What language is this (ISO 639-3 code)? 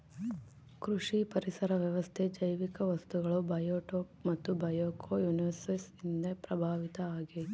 kan